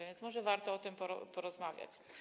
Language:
Polish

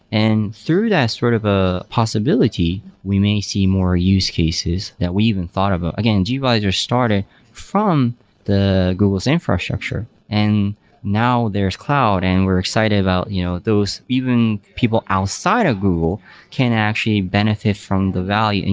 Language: English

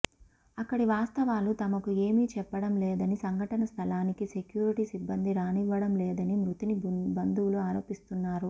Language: Telugu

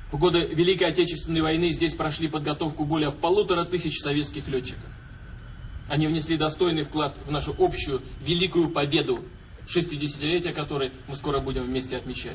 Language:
Russian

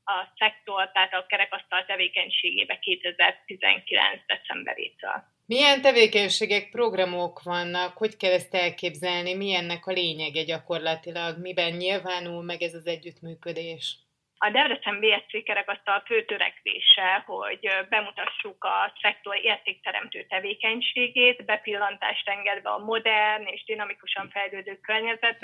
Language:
Hungarian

